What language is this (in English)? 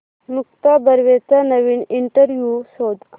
Marathi